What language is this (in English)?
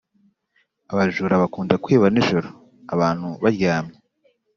Kinyarwanda